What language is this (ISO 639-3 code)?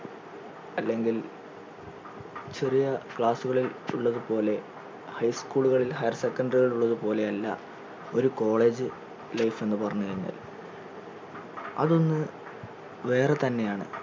mal